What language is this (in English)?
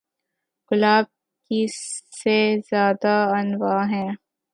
Urdu